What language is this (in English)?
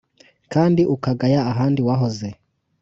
Kinyarwanda